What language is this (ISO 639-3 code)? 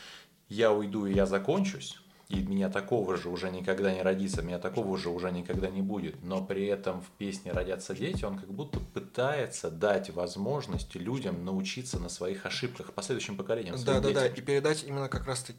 rus